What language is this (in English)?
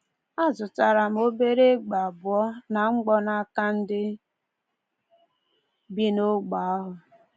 Igbo